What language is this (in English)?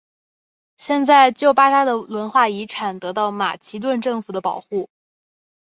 Chinese